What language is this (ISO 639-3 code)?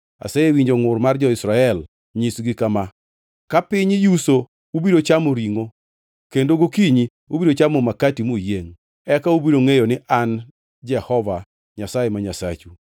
luo